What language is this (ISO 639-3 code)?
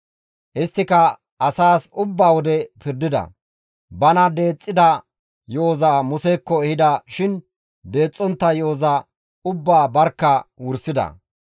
gmv